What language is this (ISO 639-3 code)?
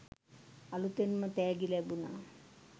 sin